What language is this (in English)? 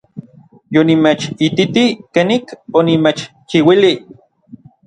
Orizaba Nahuatl